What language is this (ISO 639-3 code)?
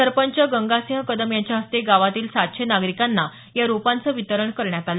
mar